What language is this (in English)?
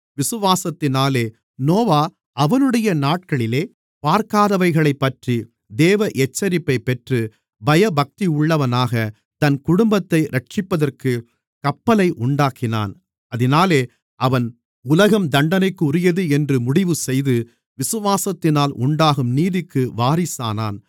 Tamil